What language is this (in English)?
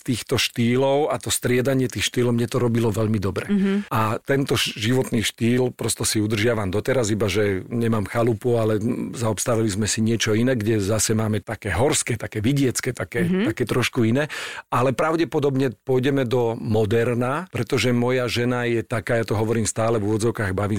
Slovak